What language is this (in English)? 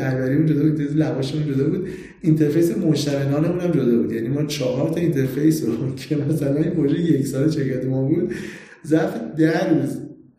Persian